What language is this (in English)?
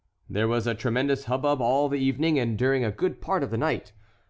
English